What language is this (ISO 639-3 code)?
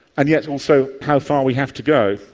eng